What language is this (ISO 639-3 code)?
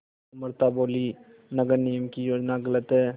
hin